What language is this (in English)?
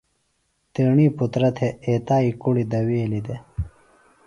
Phalura